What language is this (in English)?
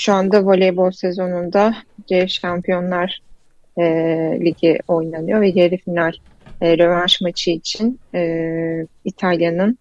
Turkish